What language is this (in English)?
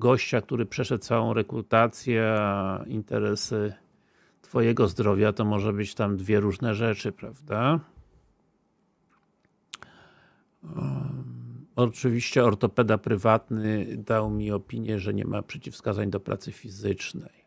Polish